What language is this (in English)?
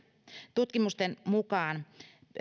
Finnish